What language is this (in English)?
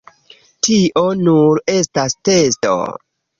Esperanto